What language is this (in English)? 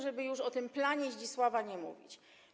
Polish